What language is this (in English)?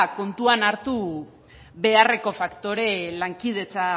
Basque